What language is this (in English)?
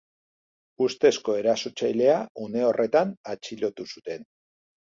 Basque